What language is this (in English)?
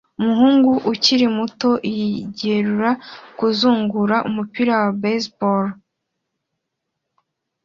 Kinyarwanda